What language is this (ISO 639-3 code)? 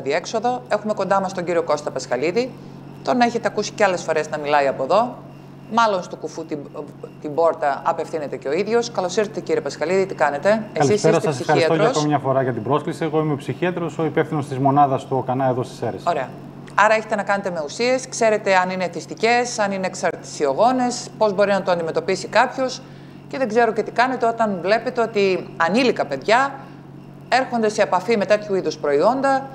ell